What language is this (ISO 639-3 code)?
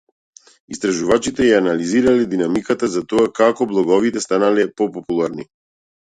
mkd